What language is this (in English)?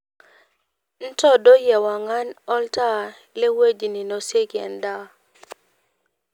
Masai